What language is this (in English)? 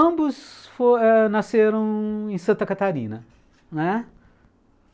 Portuguese